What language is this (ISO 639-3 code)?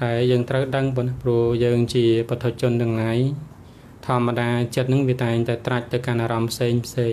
tha